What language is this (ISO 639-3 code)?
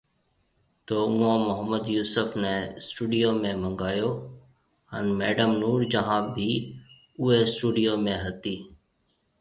mve